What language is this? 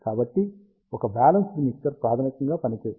Telugu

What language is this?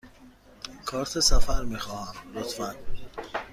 Persian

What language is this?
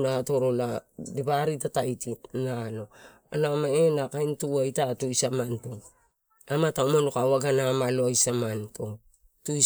Torau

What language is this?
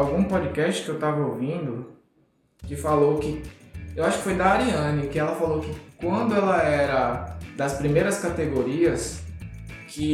Portuguese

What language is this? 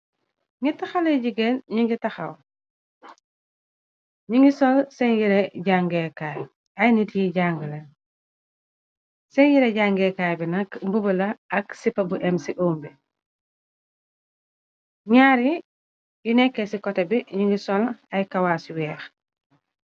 Wolof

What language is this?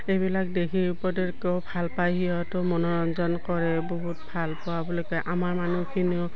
Assamese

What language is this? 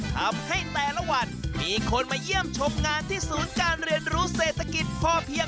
Thai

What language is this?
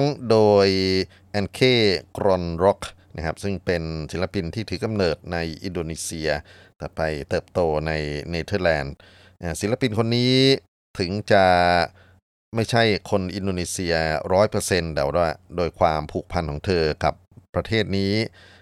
Thai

